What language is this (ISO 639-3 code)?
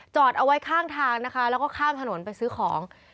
tha